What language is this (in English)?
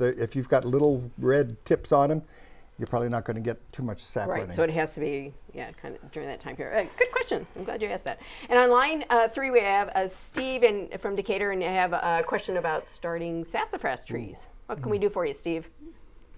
English